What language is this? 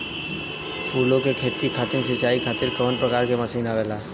Bhojpuri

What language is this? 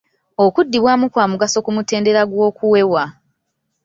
Ganda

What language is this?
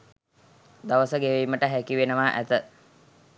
Sinhala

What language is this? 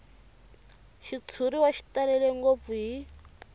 Tsonga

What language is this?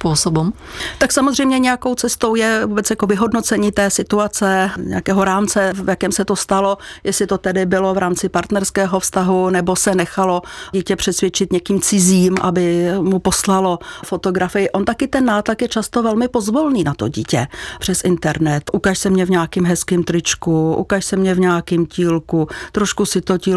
Czech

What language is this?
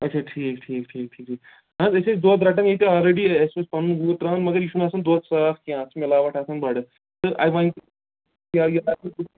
Kashmiri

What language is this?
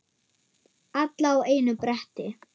Icelandic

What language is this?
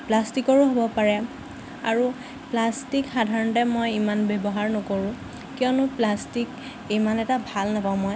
Assamese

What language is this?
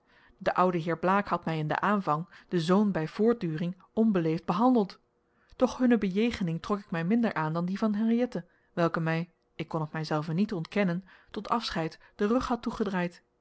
Dutch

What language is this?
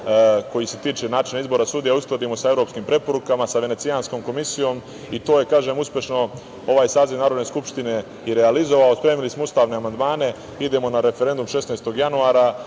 Serbian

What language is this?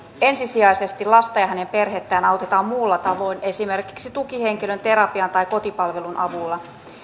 Finnish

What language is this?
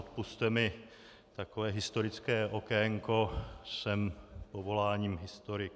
Czech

